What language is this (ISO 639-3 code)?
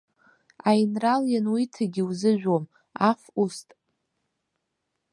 abk